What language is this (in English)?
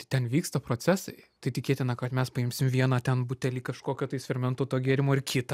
Lithuanian